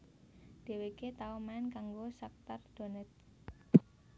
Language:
Javanese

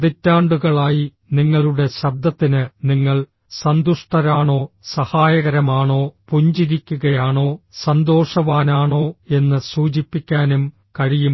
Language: Malayalam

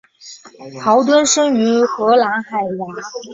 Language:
Chinese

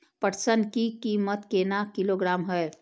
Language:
Maithili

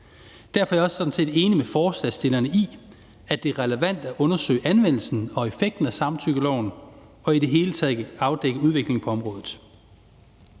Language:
Danish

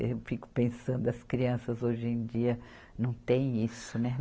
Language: Portuguese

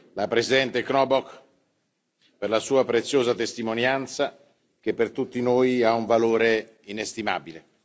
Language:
Italian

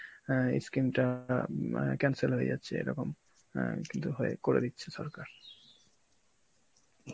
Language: Bangla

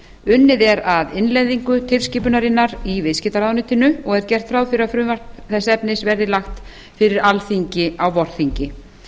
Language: Icelandic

